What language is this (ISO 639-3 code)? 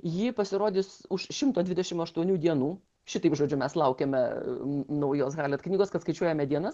lit